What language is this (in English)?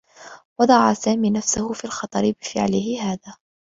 Arabic